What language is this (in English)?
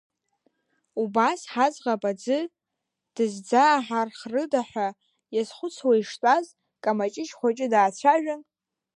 Abkhazian